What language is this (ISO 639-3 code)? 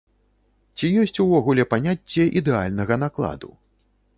bel